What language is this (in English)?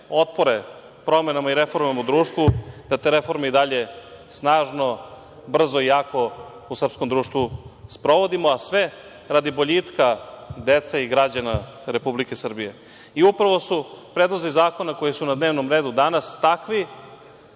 Serbian